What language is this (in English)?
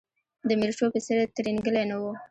Pashto